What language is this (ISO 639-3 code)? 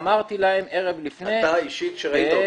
heb